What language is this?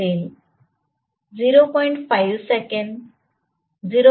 Marathi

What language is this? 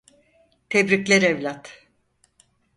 Turkish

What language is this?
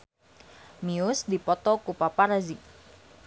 Sundanese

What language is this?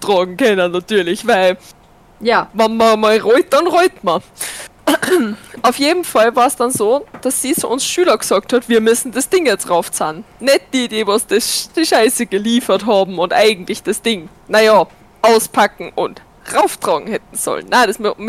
German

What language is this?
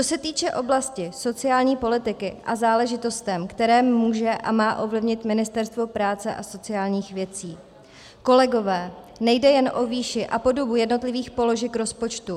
Czech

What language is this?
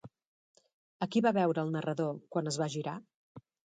Catalan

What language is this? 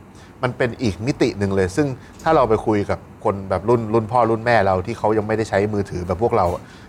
Thai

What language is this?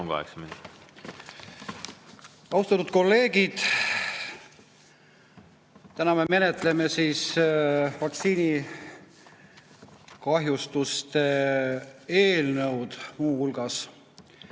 Estonian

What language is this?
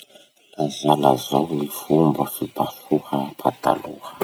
Masikoro Malagasy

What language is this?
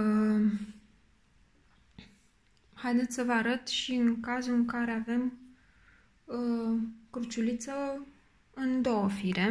Romanian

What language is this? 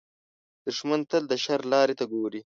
Pashto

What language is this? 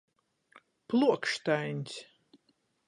Latgalian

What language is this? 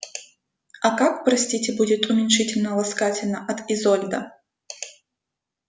Russian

